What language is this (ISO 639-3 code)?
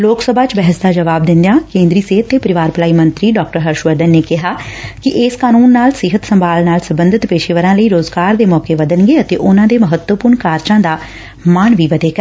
pan